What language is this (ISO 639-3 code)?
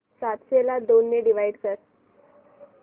mar